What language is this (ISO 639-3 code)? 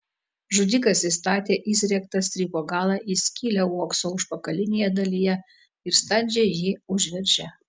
lit